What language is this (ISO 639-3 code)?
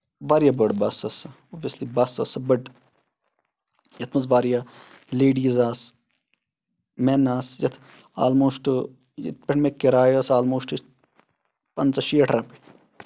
kas